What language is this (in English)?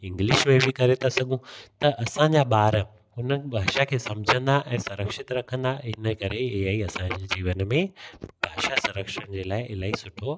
Sindhi